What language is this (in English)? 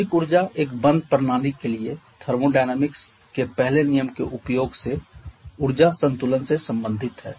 Hindi